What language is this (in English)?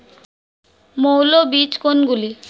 Bangla